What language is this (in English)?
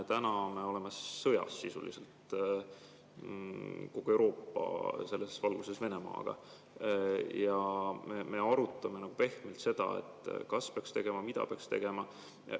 Estonian